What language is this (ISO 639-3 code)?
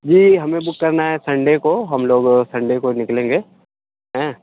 urd